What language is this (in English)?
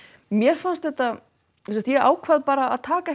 Icelandic